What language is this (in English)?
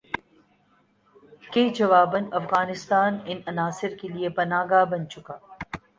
Urdu